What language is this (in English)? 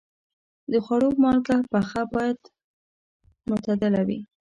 Pashto